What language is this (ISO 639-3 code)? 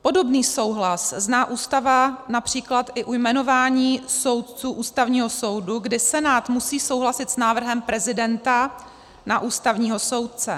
ces